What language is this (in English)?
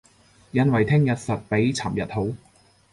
Cantonese